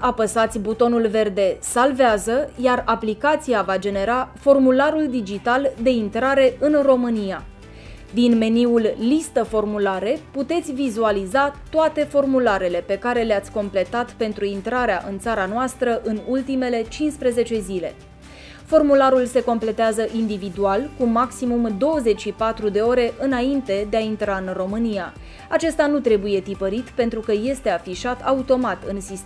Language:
Romanian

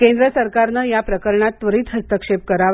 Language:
Marathi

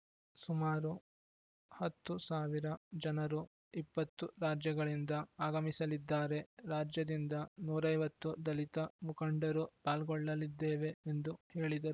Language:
Kannada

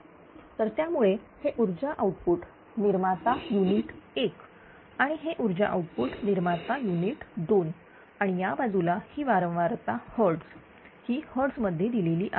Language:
Marathi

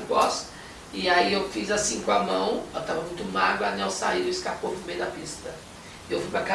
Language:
Portuguese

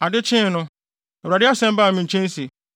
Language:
Akan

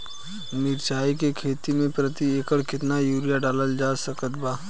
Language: Bhojpuri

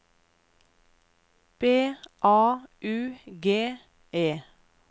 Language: Norwegian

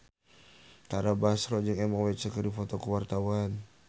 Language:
Sundanese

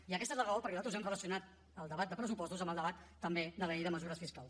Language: Catalan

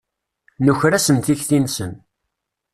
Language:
Kabyle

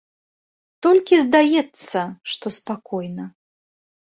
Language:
Belarusian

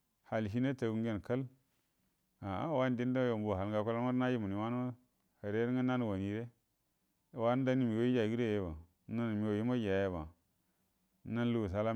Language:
Buduma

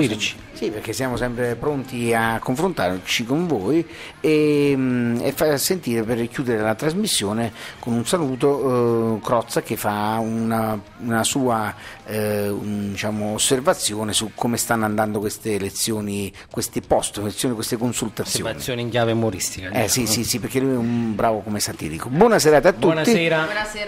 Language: Italian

